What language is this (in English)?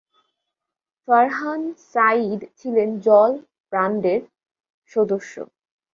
Bangla